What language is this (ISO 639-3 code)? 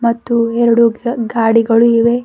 kan